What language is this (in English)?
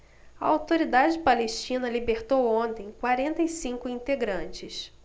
Portuguese